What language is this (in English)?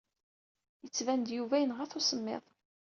Kabyle